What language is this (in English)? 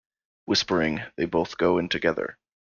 English